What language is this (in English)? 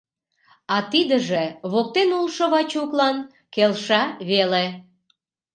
Mari